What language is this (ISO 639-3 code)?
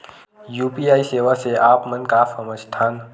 hne